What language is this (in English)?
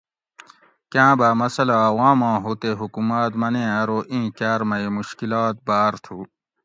Gawri